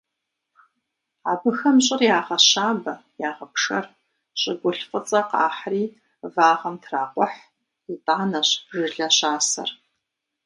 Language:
Kabardian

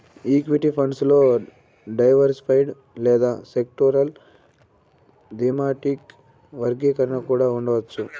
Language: Telugu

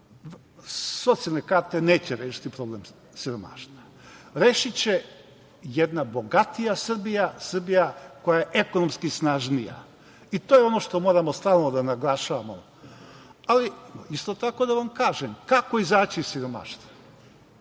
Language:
Serbian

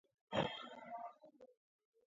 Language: Georgian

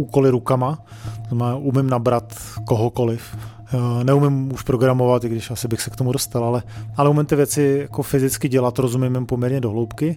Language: Czech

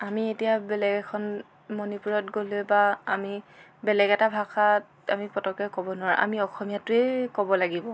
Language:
Assamese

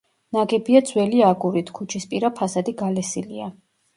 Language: Georgian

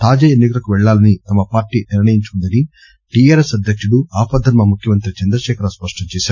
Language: Telugu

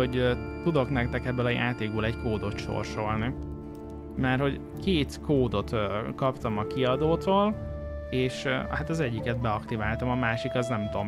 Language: Hungarian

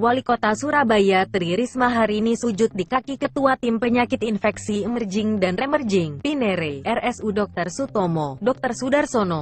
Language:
Indonesian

